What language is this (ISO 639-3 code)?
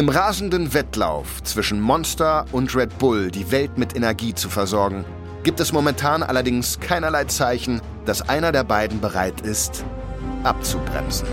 deu